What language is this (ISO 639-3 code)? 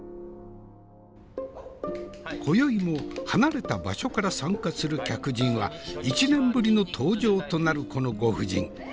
jpn